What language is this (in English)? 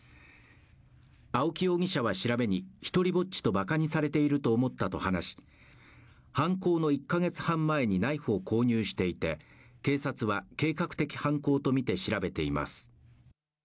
Japanese